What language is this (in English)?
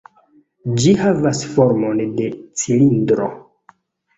Esperanto